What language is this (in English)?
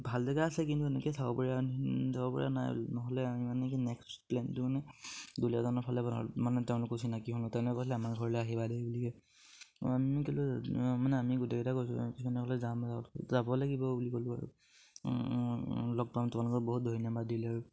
Assamese